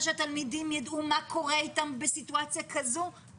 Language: Hebrew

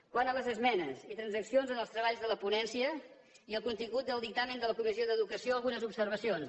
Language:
Catalan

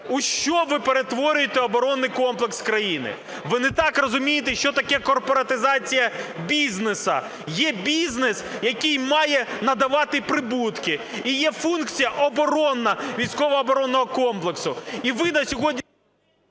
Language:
Ukrainian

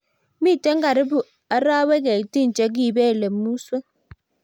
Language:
Kalenjin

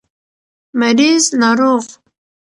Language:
Pashto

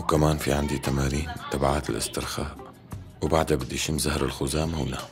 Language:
Arabic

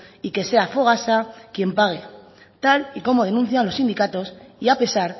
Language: Spanish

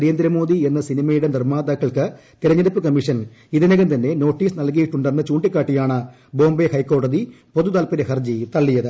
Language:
Malayalam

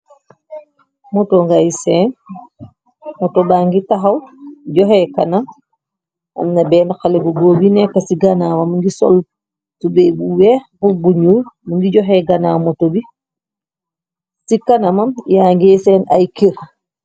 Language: Wolof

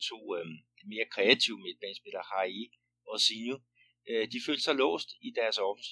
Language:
Danish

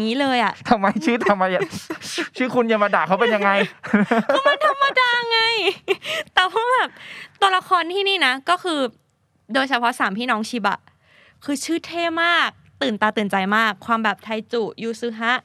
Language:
Thai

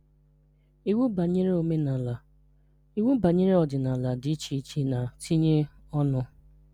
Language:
Igbo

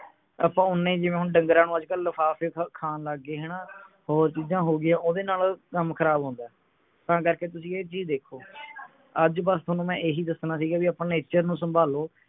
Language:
Punjabi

